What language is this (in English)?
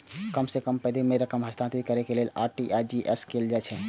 Maithili